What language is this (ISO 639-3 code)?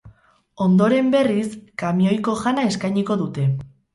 eus